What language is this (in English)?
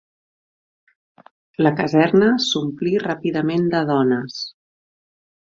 Catalan